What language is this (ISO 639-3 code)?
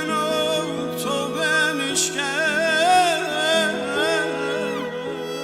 fas